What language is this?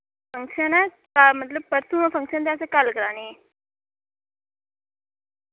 Dogri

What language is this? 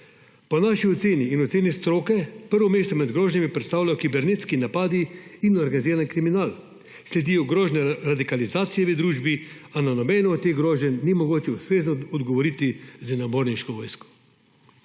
Slovenian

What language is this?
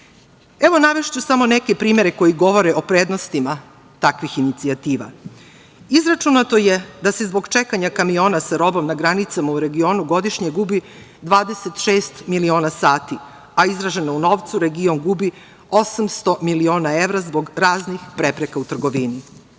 Serbian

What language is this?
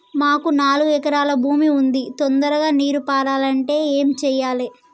Telugu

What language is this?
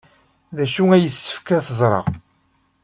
Kabyle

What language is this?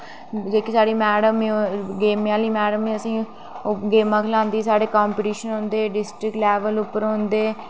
Dogri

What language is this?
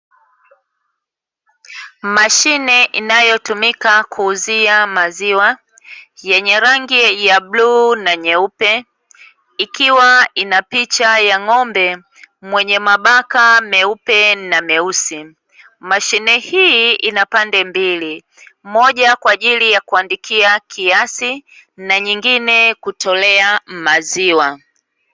Swahili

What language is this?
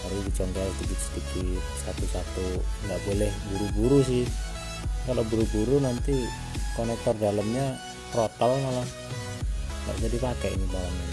Indonesian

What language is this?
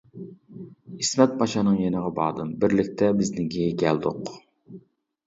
Uyghur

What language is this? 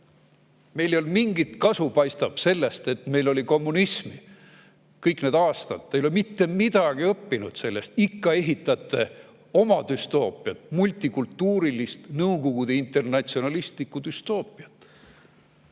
Estonian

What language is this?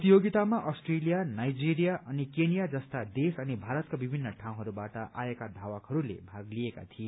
Nepali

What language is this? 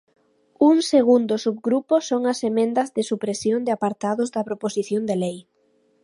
Galician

